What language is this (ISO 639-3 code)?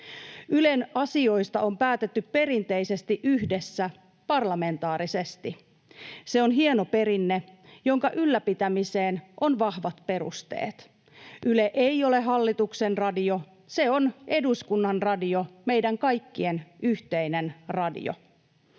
fin